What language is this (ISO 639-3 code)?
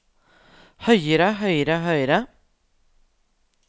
nor